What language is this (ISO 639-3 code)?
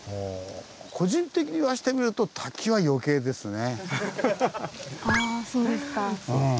jpn